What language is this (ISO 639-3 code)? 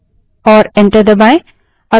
hin